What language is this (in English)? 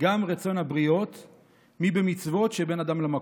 Hebrew